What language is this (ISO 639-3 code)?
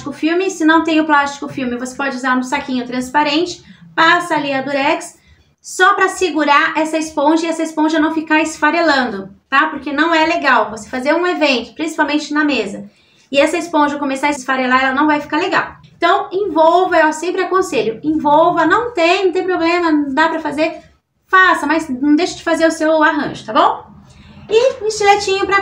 por